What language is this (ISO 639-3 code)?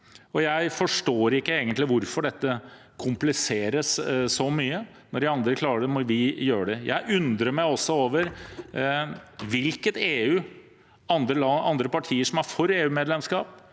nor